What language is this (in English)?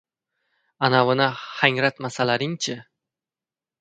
Uzbek